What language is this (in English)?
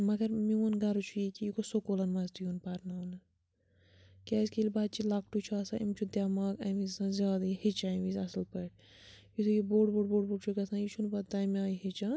Kashmiri